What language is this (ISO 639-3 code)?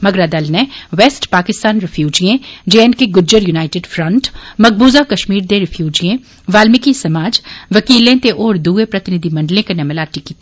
doi